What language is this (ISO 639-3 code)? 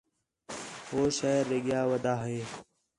xhe